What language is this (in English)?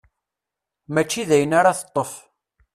Kabyle